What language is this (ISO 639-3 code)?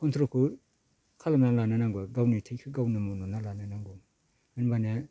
brx